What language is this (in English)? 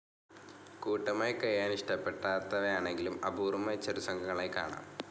Malayalam